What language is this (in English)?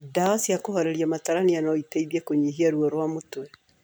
Kikuyu